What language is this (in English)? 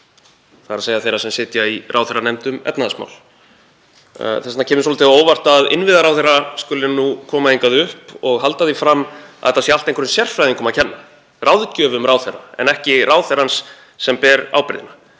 Icelandic